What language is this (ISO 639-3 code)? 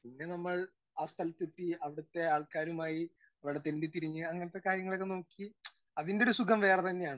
mal